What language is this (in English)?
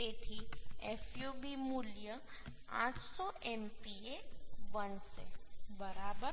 Gujarati